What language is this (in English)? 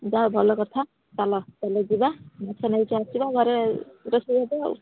Odia